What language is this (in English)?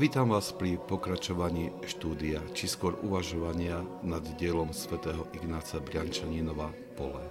Slovak